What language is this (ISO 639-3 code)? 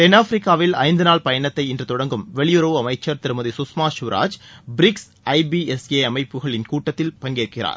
tam